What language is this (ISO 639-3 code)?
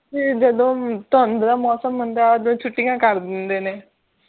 pan